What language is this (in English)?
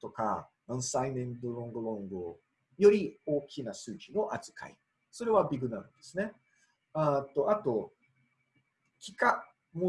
Japanese